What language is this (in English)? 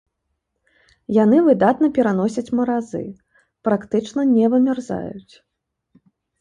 Belarusian